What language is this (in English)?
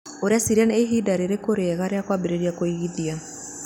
Kikuyu